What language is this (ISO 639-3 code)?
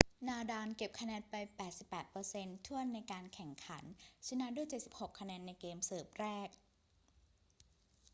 tha